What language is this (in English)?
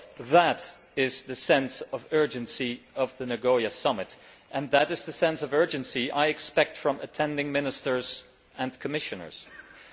English